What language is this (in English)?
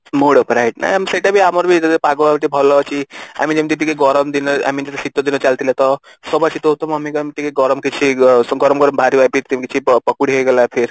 Odia